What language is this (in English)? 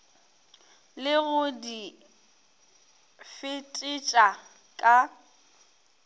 Northern Sotho